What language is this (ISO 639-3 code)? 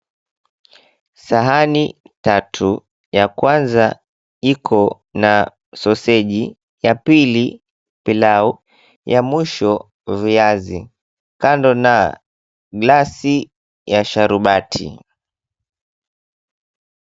swa